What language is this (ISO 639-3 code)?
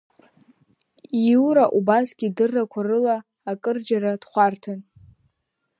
abk